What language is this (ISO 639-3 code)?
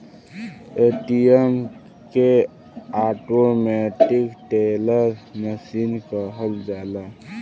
bho